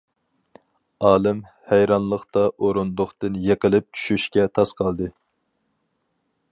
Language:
Uyghur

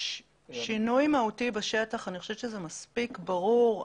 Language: Hebrew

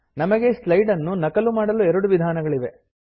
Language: Kannada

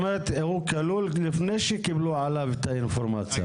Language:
Hebrew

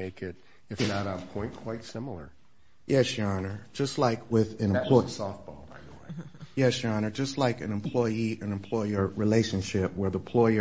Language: English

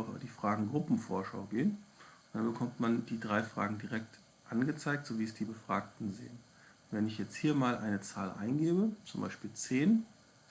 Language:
German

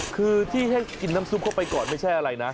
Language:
Thai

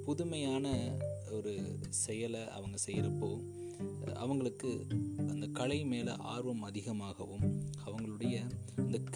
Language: Tamil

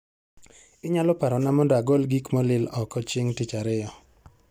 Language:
Luo (Kenya and Tanzania)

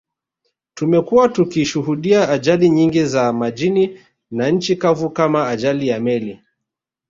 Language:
Swahili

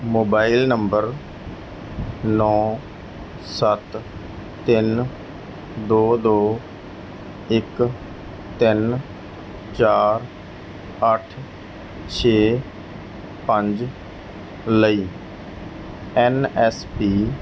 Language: Punjabi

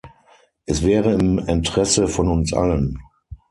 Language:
German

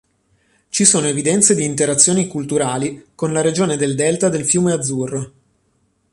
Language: Italian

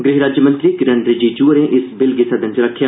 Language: Dogri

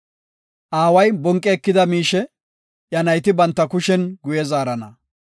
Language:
Gofa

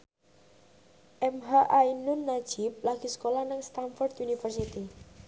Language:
Javanese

